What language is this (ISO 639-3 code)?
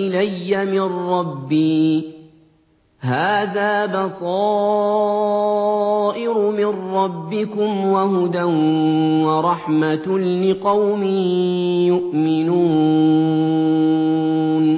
ara